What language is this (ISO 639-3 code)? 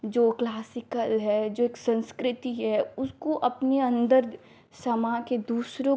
hin